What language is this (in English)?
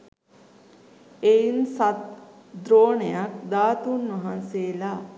Sinhala